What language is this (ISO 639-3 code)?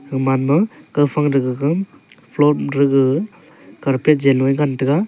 nnp